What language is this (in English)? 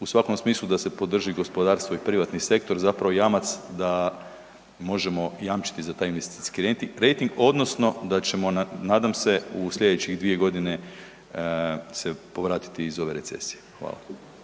Croatian